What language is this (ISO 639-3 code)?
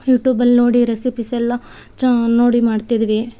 kan